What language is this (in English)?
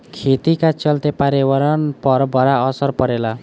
Bhojpuri